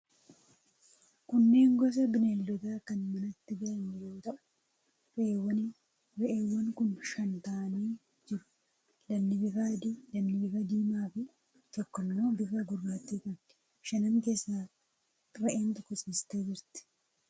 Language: Oromo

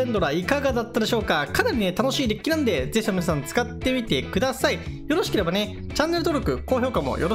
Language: Japanese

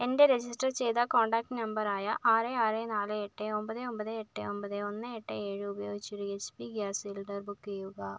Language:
Malayalam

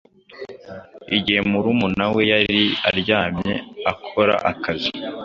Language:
Kinyarwanda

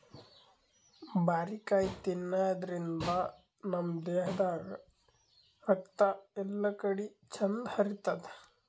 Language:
Kannada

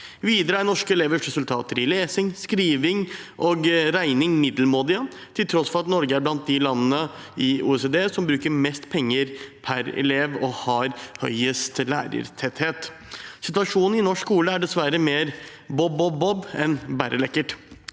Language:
Norwegian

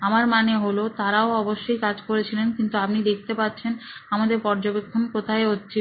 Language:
Bangla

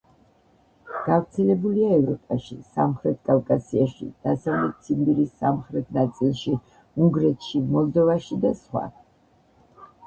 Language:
Georgian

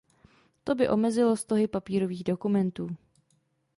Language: Czech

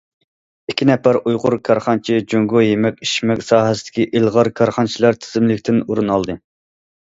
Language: Uyghur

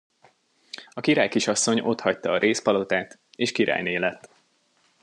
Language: Hungarian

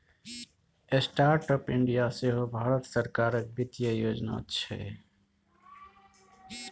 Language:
Maithili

